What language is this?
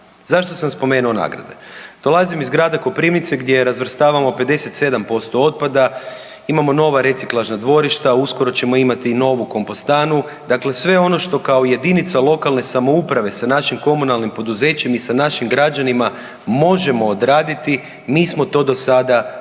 Croatian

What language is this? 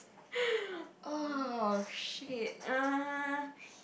English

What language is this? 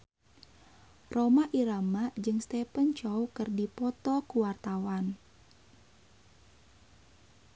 Sundanese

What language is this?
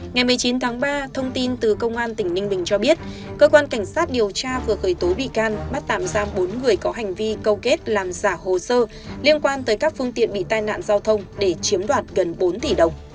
Vietnamese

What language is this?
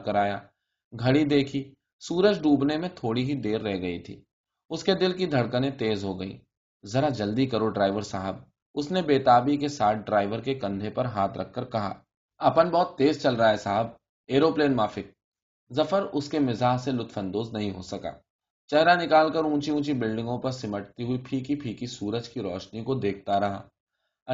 Urdu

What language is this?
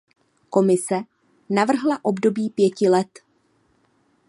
Czech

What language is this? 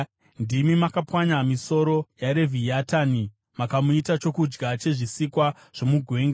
Shona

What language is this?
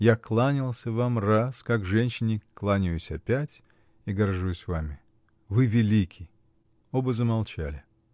Russian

